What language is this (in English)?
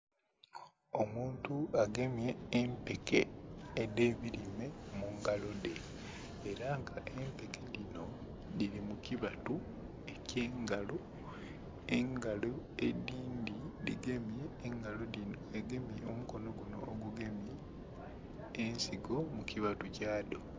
Soga